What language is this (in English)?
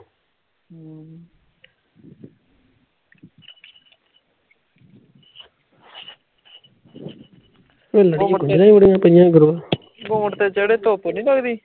Punjabi